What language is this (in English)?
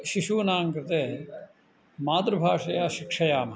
Sanskrit